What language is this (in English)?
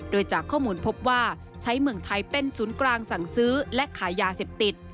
Thai